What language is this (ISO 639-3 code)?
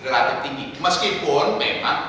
ind